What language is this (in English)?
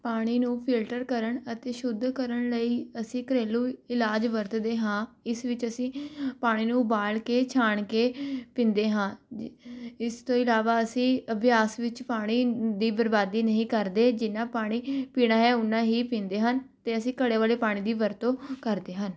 Punjabi